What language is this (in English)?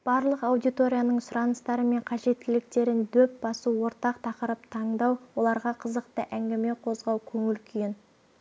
Kazakh